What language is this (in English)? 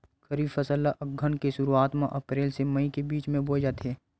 Chhattisgarhi